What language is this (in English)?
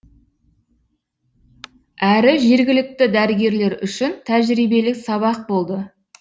Kazakh